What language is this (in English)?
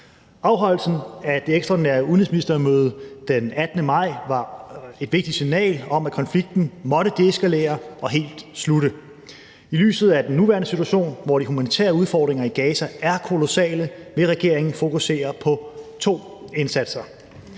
Danish